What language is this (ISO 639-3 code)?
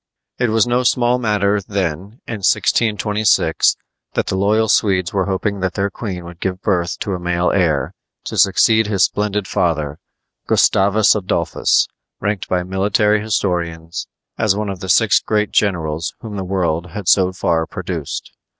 eng